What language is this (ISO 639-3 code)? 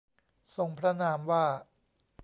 tha